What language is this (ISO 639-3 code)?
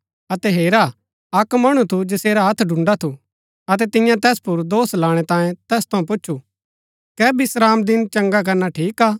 gbk